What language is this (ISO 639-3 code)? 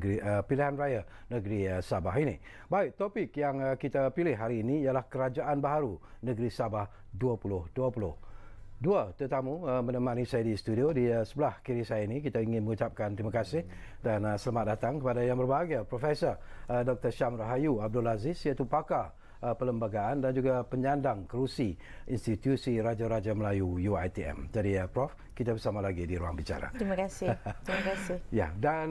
msa